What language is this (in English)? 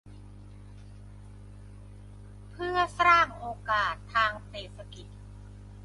Thai